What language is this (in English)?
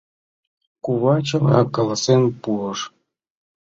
Mari